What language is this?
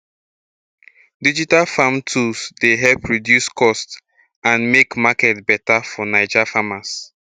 Nigerian Pidgin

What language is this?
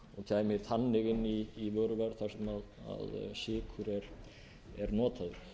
Icelandic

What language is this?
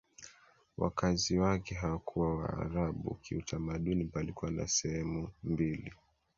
Swahili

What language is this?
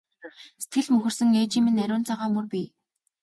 Mongolian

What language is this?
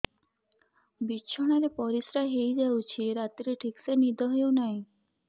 Odia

